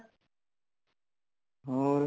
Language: Punjabi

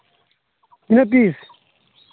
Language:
Santali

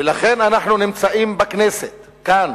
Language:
Hebrew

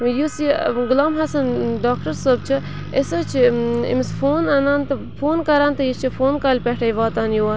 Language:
Kashmiri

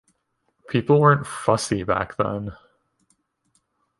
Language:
English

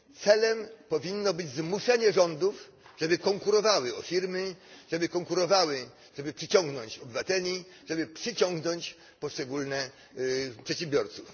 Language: Polish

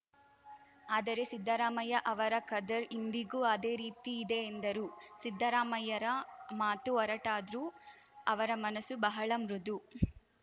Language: Kannada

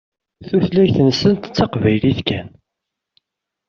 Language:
Kabyle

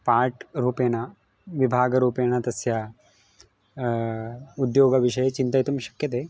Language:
Sanskrit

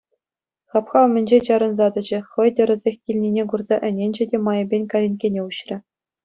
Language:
Chuvash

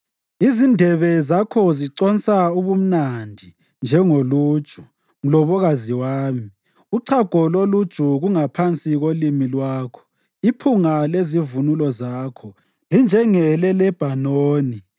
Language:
North Ndebele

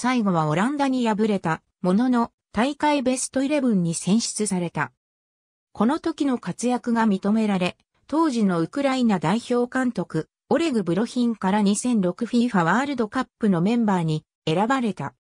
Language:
Japanese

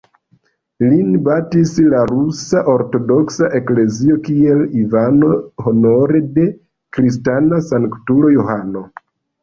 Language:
Esperanto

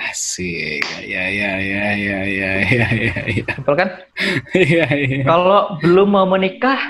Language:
Indonesian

